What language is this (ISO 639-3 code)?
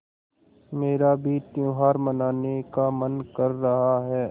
hin